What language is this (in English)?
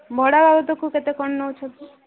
Odia